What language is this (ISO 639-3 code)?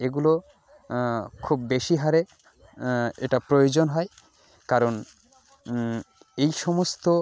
ben